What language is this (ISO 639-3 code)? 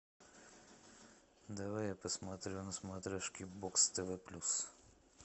rus